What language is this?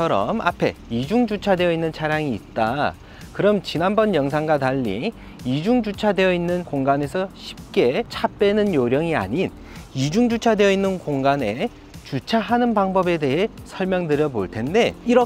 Korean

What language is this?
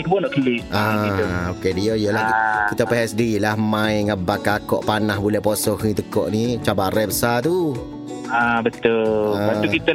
Malay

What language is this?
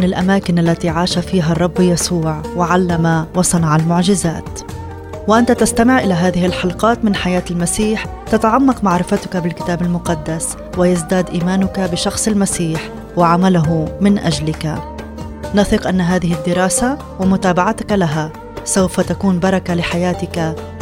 Arabic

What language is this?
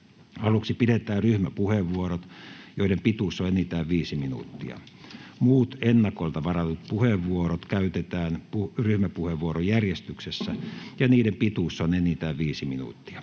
Finnish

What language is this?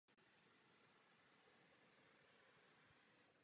Czech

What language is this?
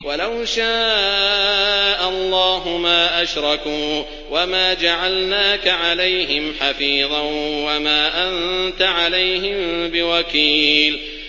Arabic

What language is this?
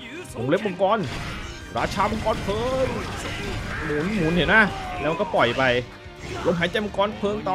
Thai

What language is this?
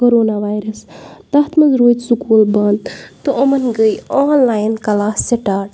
Kashmiri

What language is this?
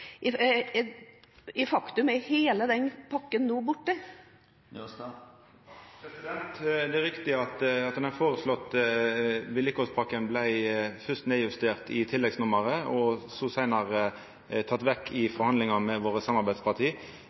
Norwegian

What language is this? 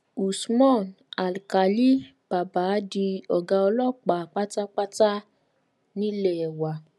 Yoruba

